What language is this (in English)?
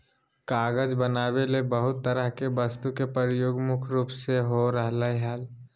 Magahi